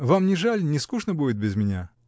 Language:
Russian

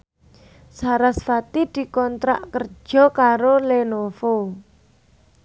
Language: Javanese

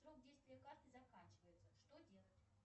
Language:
Russian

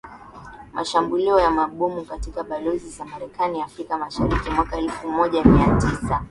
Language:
Swahili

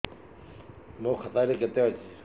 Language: Odia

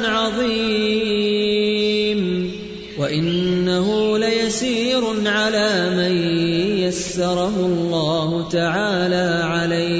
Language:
Urdu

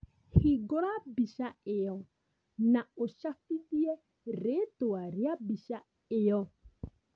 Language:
Kikuyu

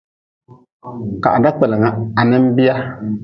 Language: Nawdm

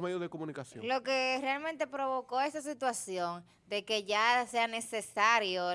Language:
Spanish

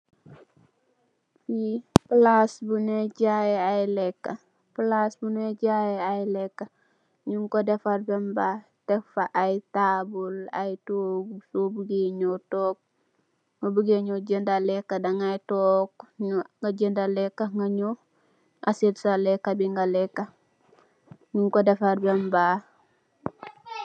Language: Wolof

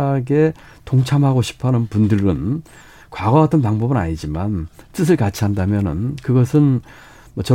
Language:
Korean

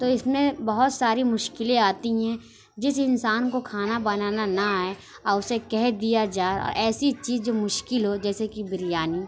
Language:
Urdu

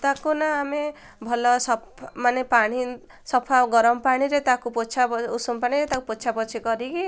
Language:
Odia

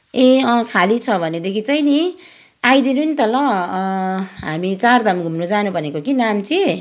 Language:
Nepali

